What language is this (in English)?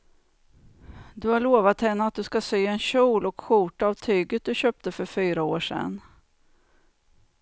Swedish